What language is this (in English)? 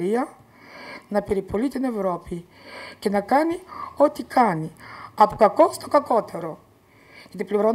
Greek